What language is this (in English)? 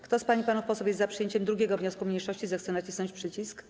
Polish